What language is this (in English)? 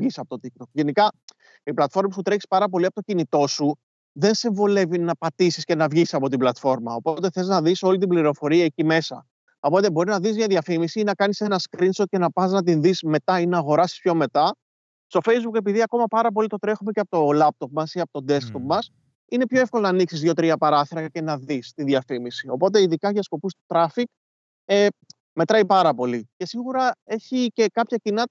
Greek